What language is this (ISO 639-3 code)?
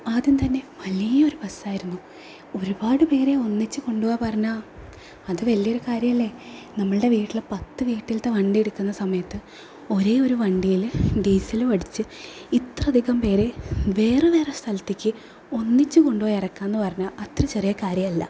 mal